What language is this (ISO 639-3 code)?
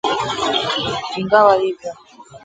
swa